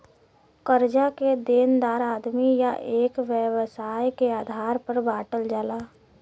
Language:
Bhojpuri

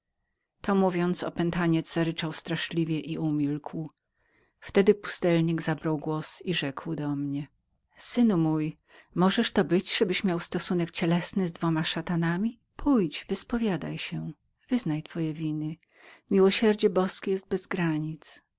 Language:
Polish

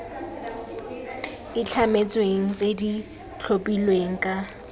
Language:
Tswana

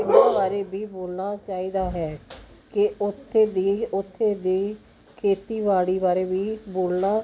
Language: Punjabi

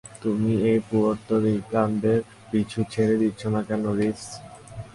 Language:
Bangla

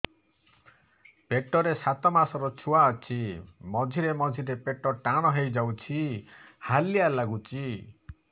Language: Odia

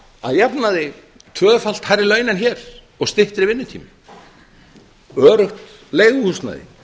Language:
Icelandic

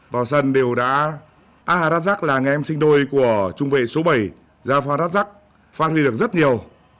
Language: Vietnamese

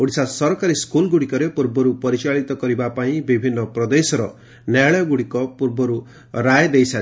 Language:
Odia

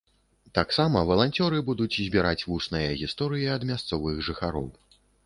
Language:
Belarusian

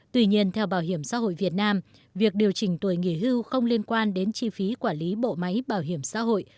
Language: Vietnamese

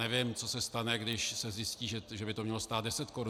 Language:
Czech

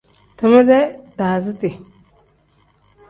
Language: Tem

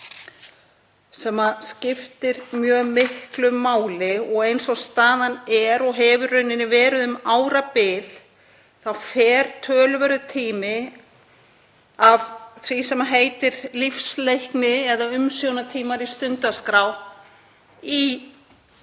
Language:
Icelandic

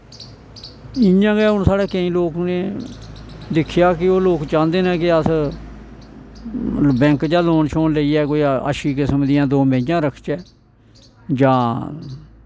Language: Dogri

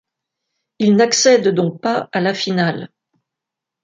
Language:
French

